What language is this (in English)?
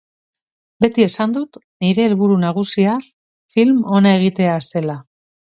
Basque